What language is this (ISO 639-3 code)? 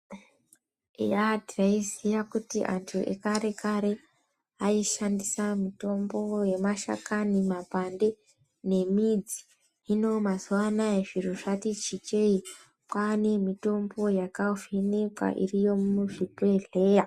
ndc